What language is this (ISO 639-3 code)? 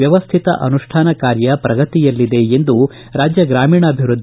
kan